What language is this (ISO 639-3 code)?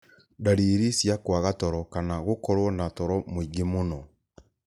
kik